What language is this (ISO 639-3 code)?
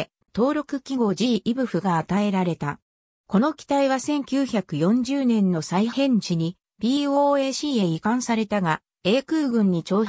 jpn